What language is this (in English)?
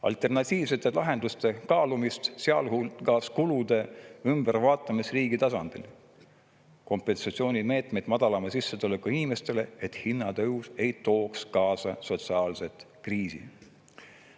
Estonian